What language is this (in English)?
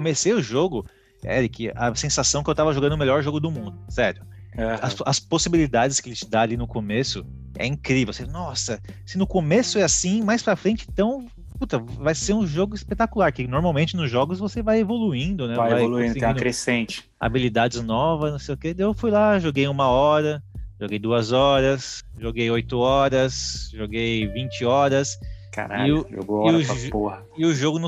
Portuguese